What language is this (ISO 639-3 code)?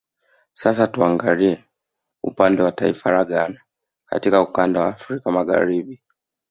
swa